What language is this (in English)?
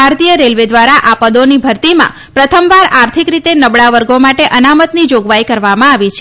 Gujarati